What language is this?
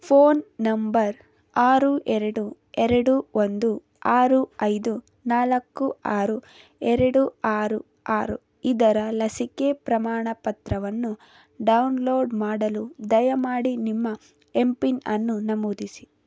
Kannada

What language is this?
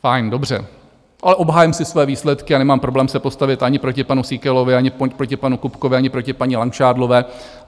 Czech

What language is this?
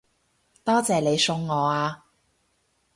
Cantonese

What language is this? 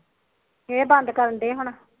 Punjabi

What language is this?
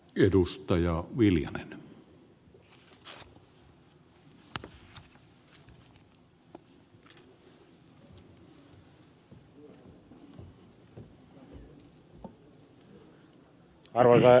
Finnish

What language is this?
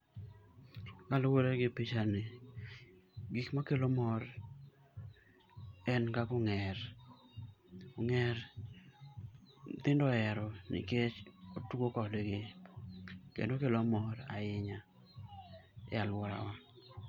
Luo (Kenya and Tanzania)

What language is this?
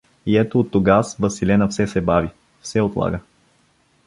Bulgarian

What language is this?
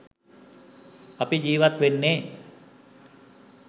Sinhala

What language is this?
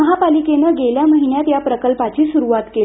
Marathi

